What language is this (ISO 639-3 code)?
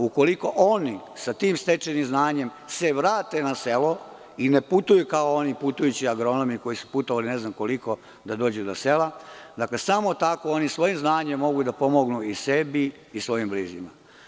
srp